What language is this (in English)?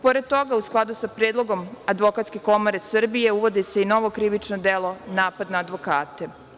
Serbian